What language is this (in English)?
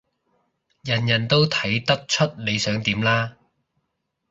Cantonese